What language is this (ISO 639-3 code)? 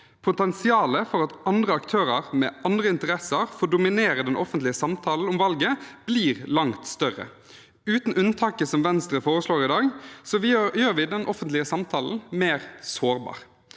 nor